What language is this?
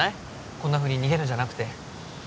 Japanese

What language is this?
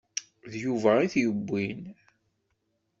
Kabyle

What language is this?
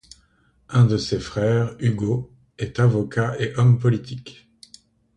French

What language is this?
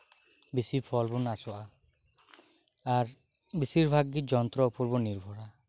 Santali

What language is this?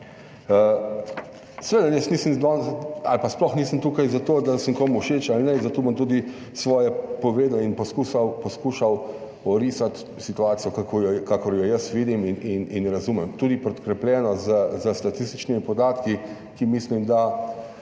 Slovenian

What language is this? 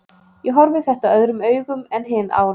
Icelandic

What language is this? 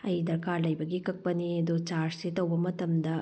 Manipuri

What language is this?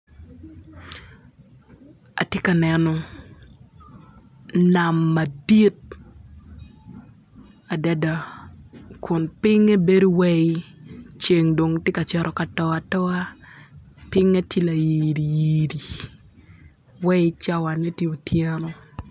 Acoli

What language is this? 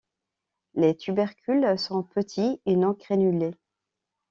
French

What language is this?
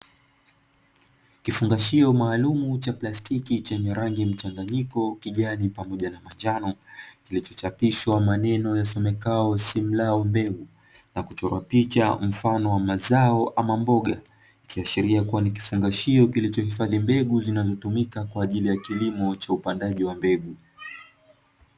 Swahili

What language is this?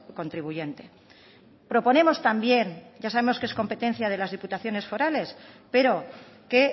Spanish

